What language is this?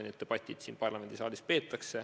Estonian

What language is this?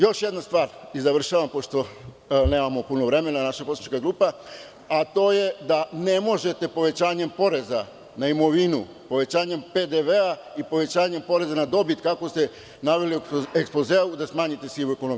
Serbian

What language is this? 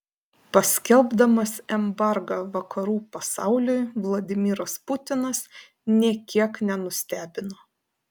Lithuanian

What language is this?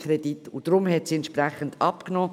Swiss German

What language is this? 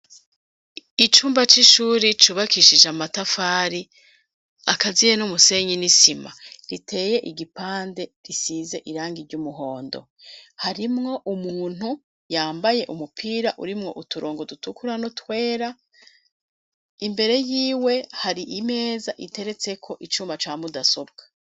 Rundi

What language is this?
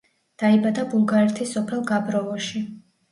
Georgian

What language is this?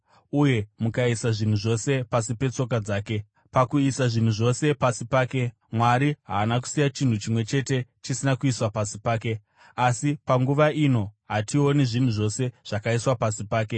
Shona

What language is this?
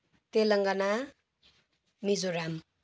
Nepali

